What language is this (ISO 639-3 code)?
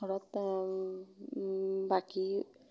asm